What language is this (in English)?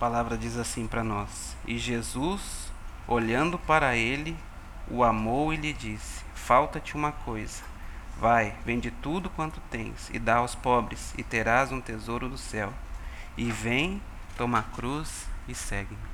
Portuguese